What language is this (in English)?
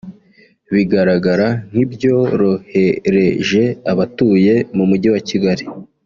Kinyarwanda